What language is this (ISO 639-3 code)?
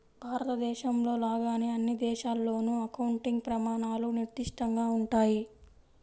tel